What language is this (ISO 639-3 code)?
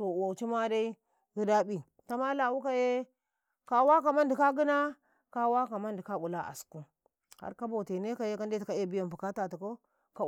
kai